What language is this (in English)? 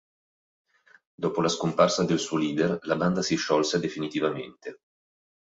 Italian